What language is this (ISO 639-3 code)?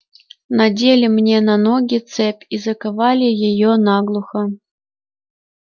rus